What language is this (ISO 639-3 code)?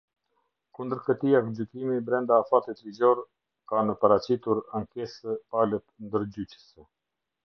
sqi